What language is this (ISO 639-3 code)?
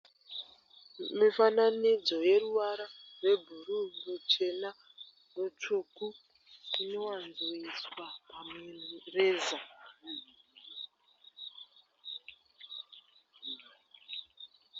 sna